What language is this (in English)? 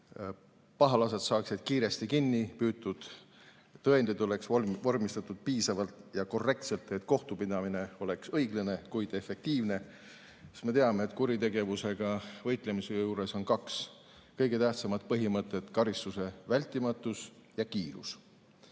Estonian